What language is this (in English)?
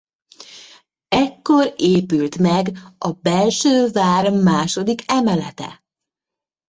Hungarian